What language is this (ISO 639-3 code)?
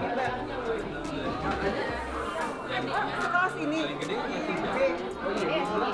ind